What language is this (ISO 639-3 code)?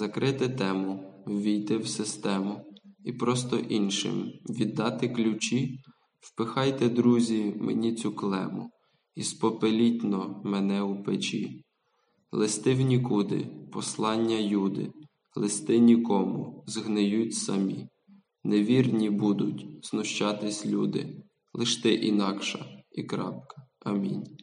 ukr